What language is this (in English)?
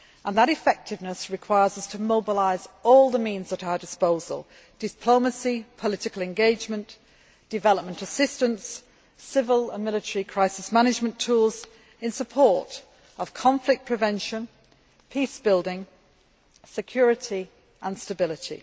English